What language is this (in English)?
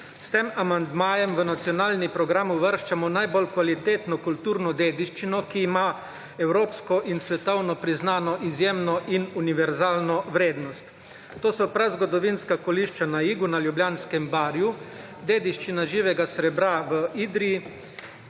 Slovenian